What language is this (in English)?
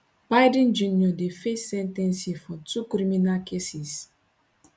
Nigerian Pidgin